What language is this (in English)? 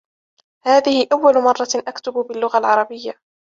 Arabic